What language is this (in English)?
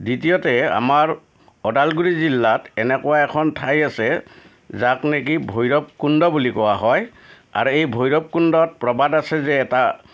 Assamese